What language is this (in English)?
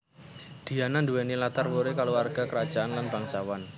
Javanese